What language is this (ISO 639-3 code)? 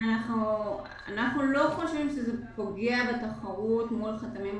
heb